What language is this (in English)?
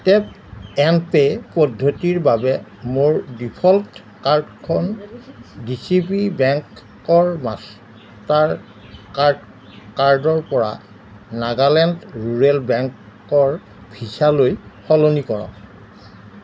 Assamese